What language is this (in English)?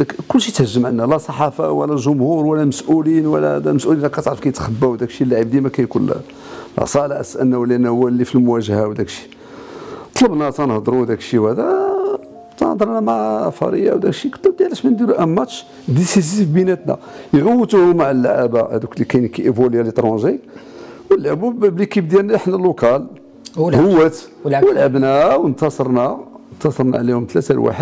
Arabic